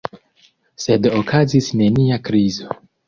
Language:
Esperanto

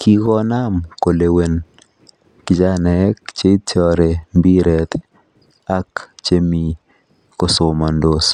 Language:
Kalenjin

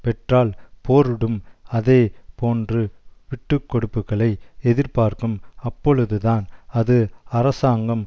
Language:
Tamil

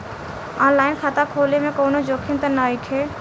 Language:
Bhojpuri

